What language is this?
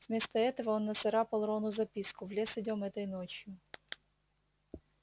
Russian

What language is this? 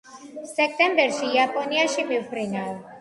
Georgian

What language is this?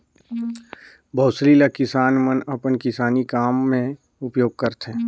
Chhattisgarhi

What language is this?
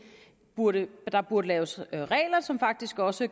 Danish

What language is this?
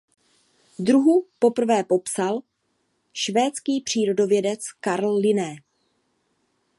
Czech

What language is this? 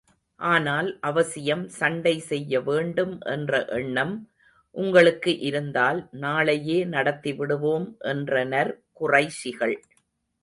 Tamil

